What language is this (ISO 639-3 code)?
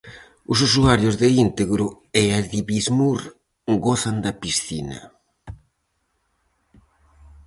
glg